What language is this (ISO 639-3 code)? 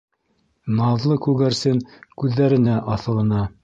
bak